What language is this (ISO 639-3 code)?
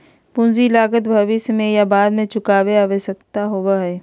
mag